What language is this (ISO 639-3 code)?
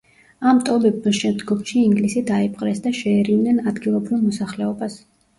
kat